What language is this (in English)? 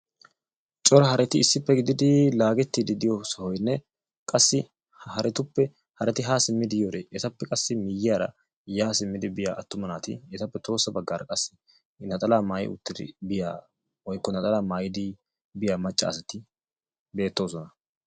Wolaytta